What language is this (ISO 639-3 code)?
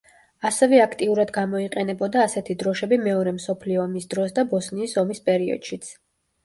kat